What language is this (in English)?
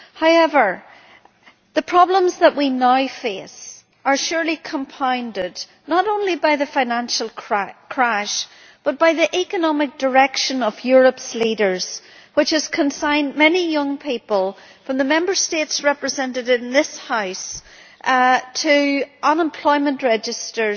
English